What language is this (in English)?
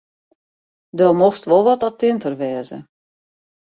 Western Frisian